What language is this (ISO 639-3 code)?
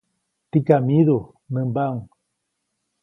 zoc